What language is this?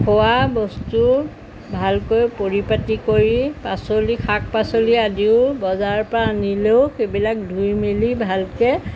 Assamese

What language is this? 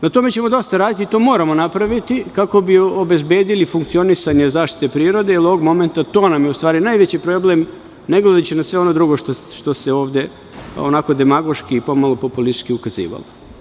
Serbian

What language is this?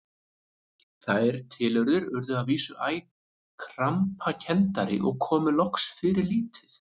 Icelandic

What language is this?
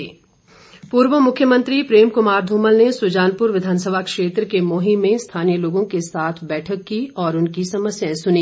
Hindi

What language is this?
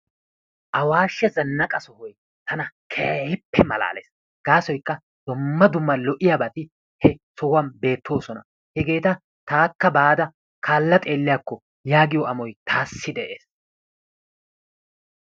Wolaytta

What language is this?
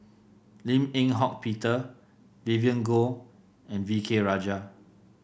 English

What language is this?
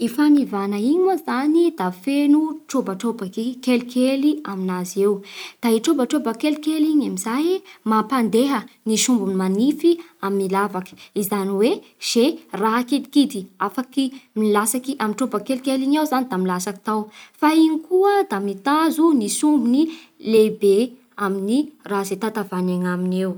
Bara Malagasy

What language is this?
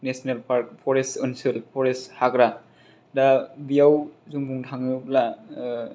Bodo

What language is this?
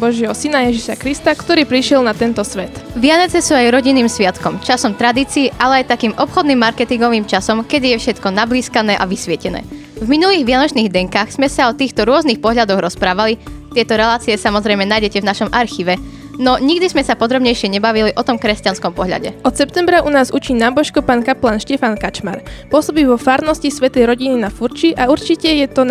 Slovak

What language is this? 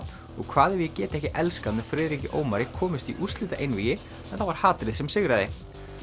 Icelandic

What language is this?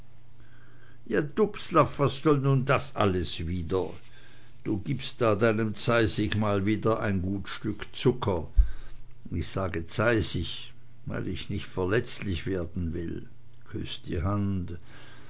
German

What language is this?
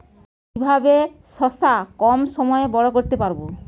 Bangla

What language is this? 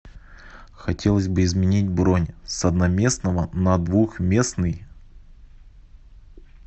Russian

